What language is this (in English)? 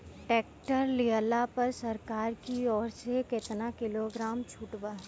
Bhojpuri